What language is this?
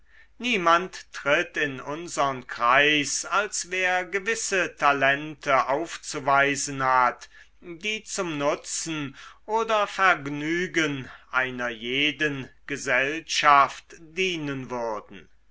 German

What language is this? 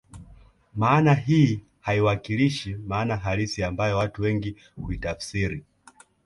Swahili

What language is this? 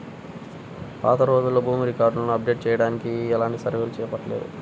Telugu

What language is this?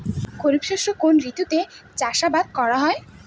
Bangla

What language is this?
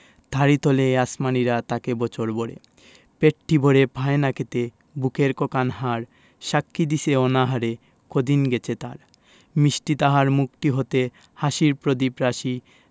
Bangla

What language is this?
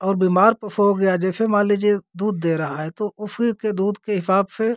Hindi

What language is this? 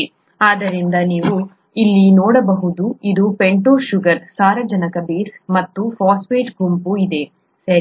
Kannada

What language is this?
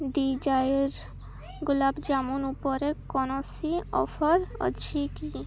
Odia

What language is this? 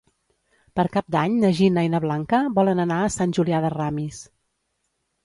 Catalan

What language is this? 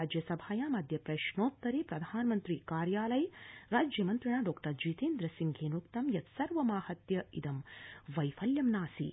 Sanskrit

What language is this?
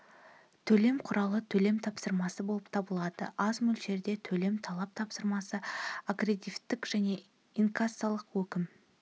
Kazakh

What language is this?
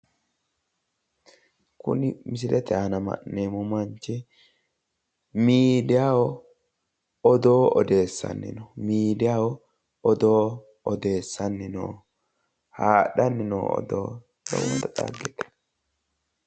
Sidamo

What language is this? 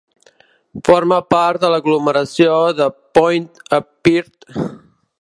Catalan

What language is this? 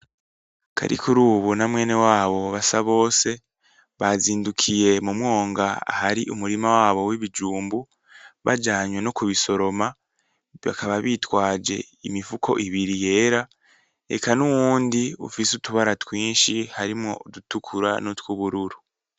Rundi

